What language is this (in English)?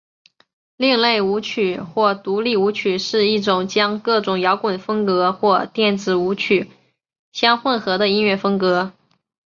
Chinese